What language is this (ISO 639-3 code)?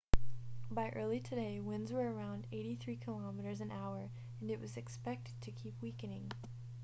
eng